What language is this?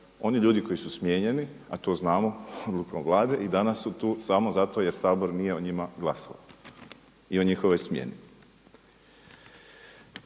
Croatian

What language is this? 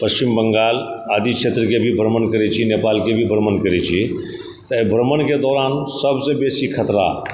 Maithili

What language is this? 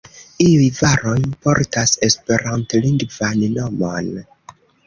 Esperanto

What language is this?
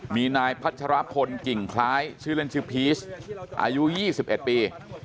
Thai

